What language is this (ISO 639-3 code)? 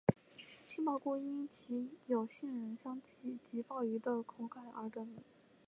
zho